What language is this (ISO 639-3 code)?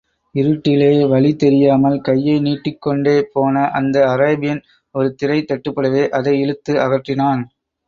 tam